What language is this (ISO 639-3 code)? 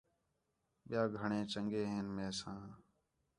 xhe